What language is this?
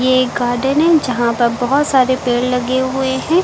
Hindi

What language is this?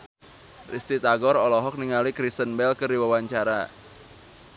Sundanese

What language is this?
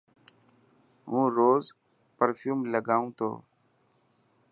Dhatki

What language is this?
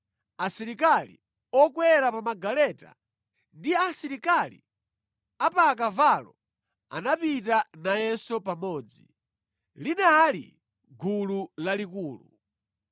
Nyanja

